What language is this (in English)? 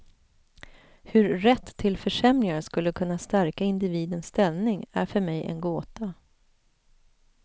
Swedish